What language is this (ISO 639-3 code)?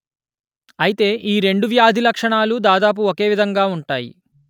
tel